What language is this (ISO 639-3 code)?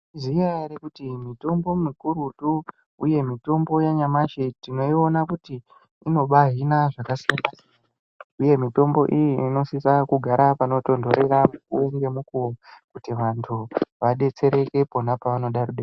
ndc